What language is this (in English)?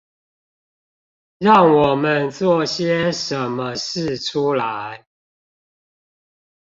Chinese